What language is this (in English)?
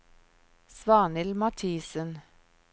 Norwegian